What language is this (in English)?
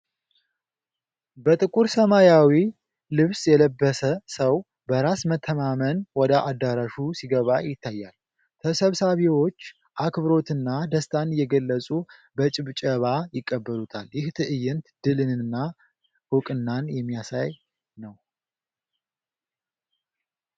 Amharic